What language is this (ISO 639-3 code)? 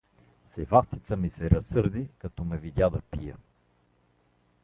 bul